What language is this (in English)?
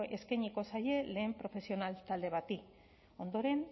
Basque